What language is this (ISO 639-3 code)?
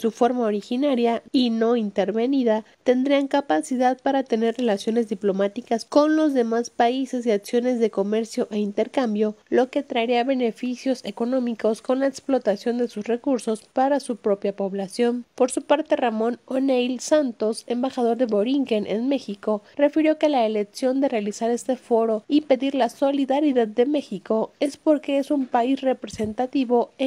spa